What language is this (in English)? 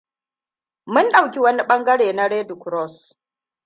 Hausa